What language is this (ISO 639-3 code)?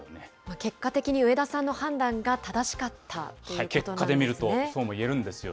jpn